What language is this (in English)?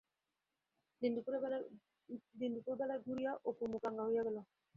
Bangla